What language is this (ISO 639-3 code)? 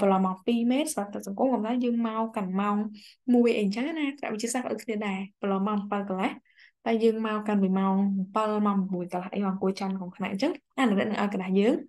vie